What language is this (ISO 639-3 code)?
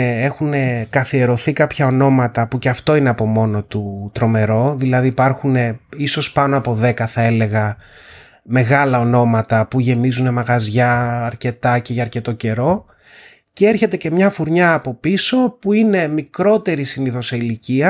ell